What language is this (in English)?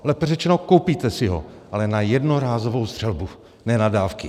Czech